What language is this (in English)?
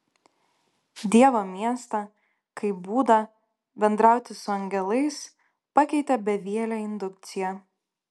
Lithuanian